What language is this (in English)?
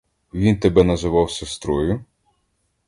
Ukrainian